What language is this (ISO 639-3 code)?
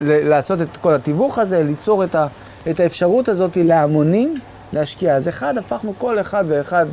heb